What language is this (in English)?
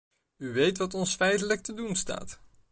Dutch